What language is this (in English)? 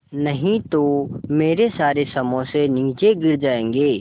Hindi